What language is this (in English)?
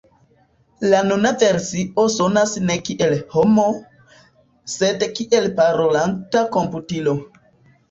Esperanto